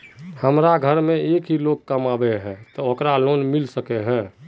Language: Magahi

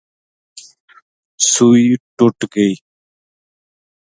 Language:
Gujari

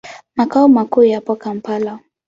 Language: Swahili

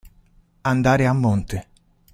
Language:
Italian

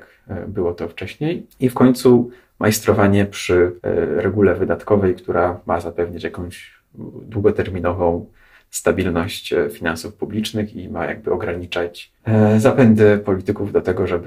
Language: Polish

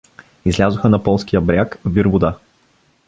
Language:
Bulgarian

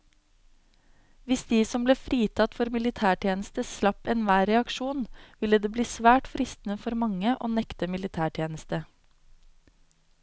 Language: Norwegian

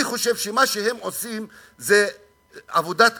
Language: Hebrew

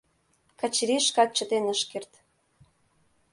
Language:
Mari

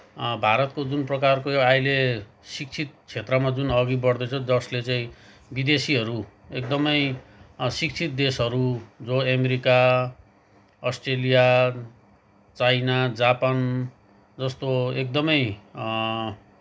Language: Nepali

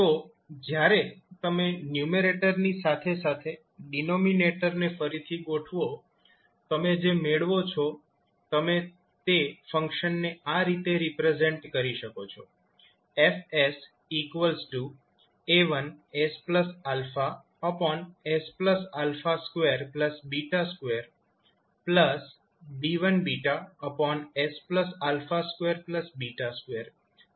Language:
Gujarati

